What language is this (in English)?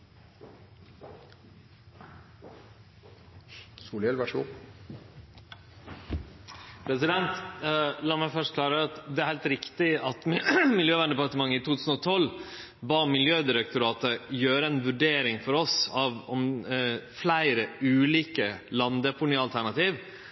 Norwegian Nynorsk